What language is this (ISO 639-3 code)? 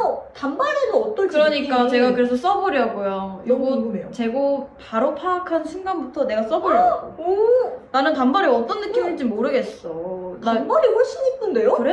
kor